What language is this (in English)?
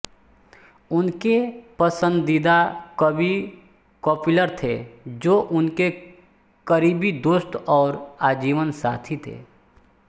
Hindi